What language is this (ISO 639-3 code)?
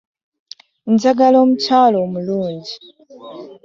lug